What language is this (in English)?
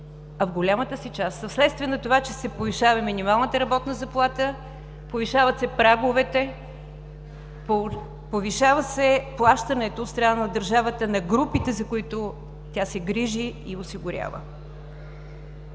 Bulgarian